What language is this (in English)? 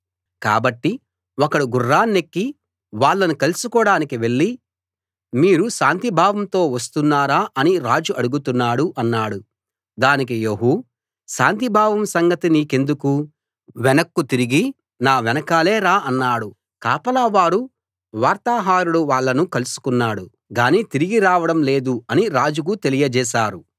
Telugu